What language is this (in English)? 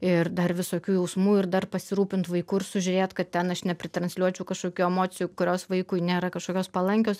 Lithuanian